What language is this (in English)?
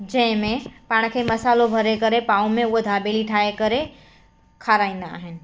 Sindhi